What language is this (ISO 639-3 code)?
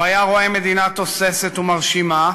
heb